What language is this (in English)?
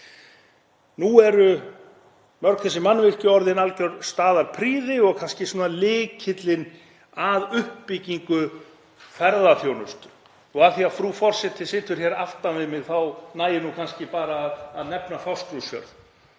Icelandic